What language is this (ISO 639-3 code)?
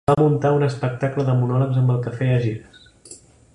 cat